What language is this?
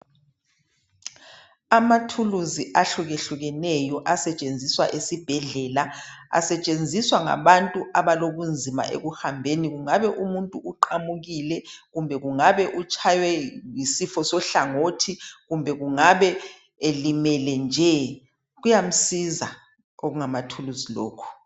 North Ndebele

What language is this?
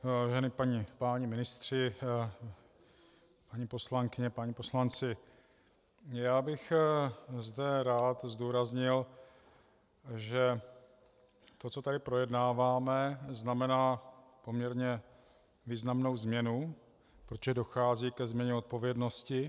Czech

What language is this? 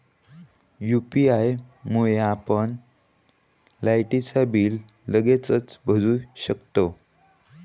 Marathi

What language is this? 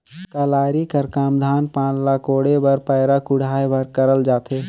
Chhattisgarhi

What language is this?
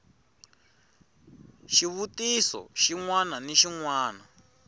Tsonga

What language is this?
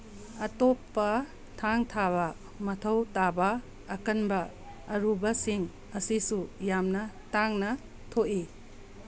Manipuri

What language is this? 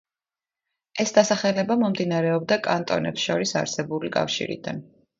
Georgian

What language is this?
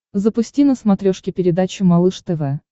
Russian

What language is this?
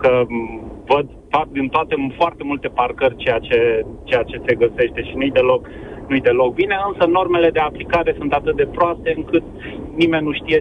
Romanian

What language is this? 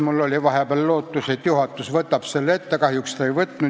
Estonian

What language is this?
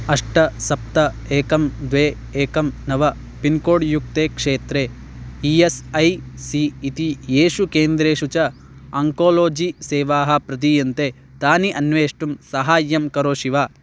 Sanskrit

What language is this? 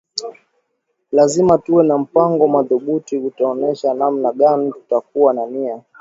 Swahili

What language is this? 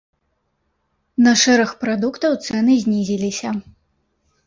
Belarusian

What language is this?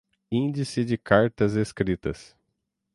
Portuguese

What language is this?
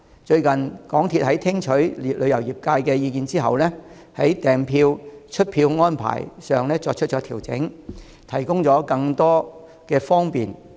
Cantonese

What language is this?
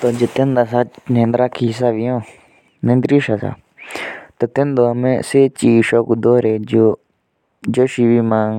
Jaunsari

